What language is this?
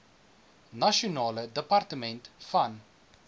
Afrikaans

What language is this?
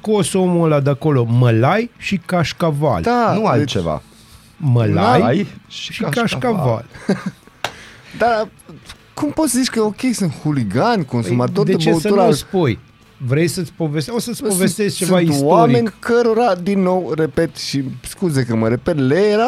Romanian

